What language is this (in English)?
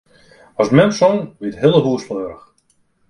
Western Frisian